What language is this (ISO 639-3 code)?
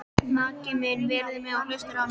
isl